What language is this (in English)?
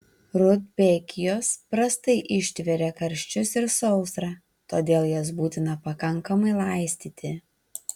Lithuanian